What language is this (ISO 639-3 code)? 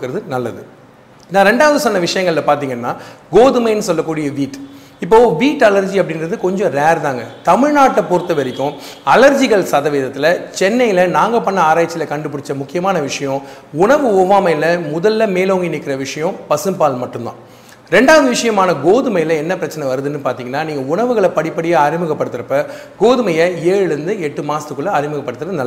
tam